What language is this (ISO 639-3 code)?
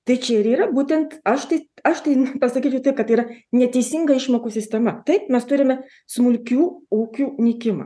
lit